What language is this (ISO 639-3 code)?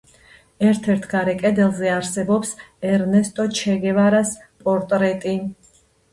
kat